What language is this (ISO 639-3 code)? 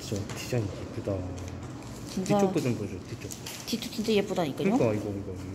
kor